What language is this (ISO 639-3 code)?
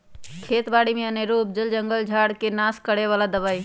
mag